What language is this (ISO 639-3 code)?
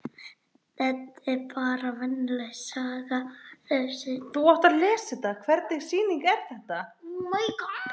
isl